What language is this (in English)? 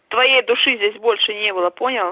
Russian